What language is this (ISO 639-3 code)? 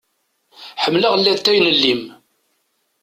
kab